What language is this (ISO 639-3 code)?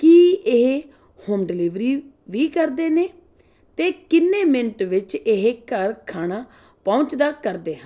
pan